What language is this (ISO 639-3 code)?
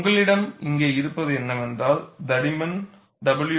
tam